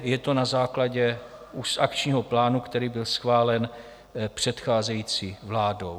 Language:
Czech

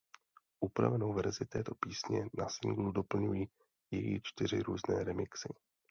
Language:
Czech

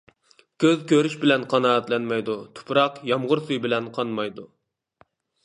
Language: Uyghur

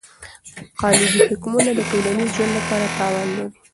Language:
Pashto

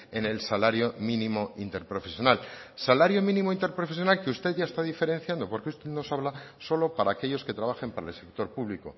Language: Spanish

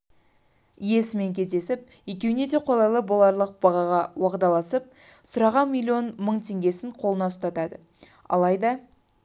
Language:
Kazakh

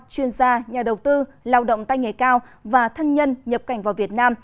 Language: Vietnamese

